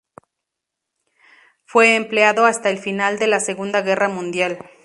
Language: Spanish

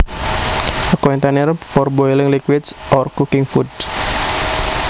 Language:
Javanese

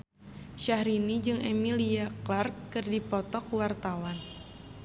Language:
Sundanese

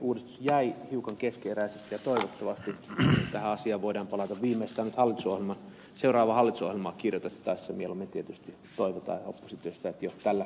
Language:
Finnish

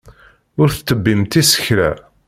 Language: Kabyle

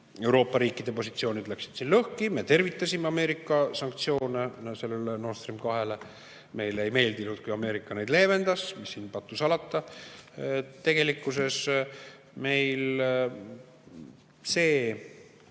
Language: Estonian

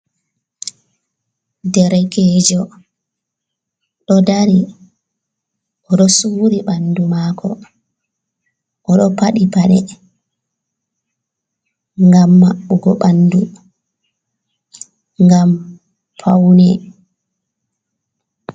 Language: Fula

